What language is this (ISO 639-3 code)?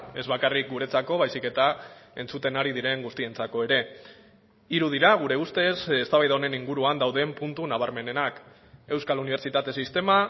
eus